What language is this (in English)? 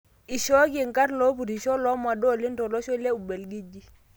Masai